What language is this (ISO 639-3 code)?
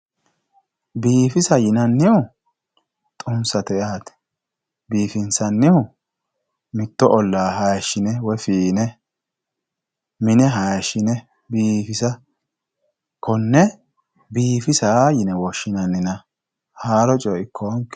sid